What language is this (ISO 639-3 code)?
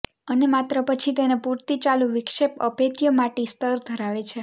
guj